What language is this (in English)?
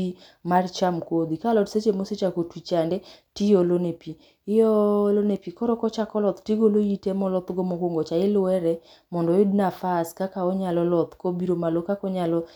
Luo (Kenya and Tanzania)